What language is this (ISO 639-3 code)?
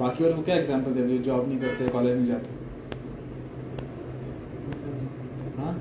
hin